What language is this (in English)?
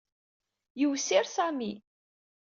Kabyle